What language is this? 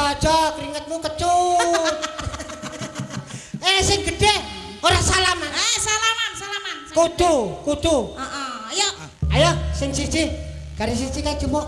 Indonesian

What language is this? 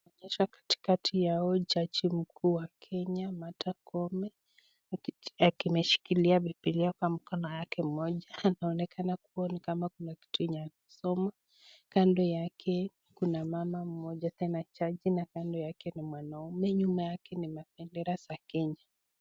Swahili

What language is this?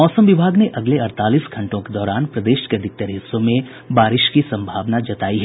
Hindi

